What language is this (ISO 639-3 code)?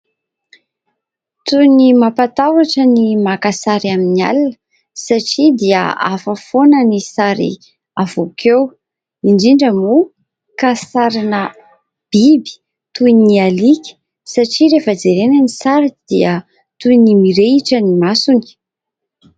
mlg